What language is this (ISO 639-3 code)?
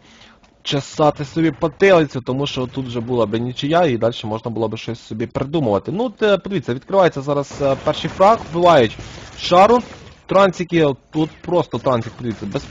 ukr